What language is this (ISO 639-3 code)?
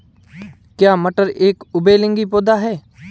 hin